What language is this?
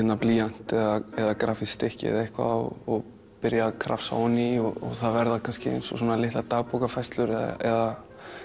Icelandic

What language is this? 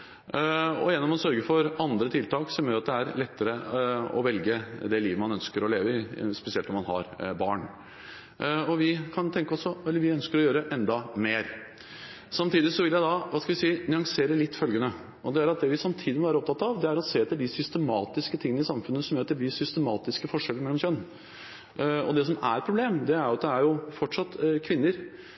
Norwegian Bokmål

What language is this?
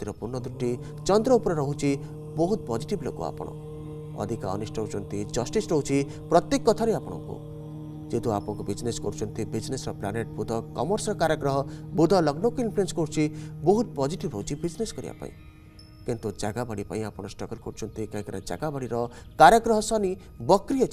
Hindi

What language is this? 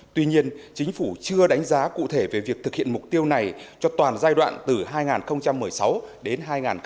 Vietnamese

